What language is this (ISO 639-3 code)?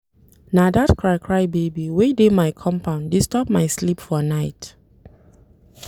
pcm